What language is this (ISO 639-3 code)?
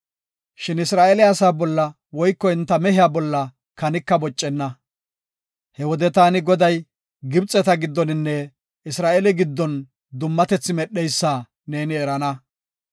gof